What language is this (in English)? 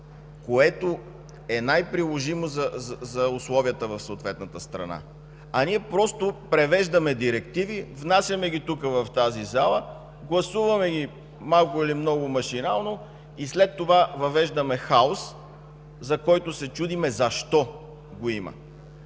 Bulgarian